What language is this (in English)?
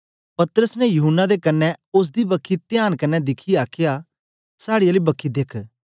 Dogri